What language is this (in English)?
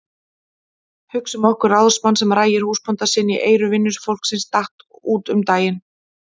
Icelandic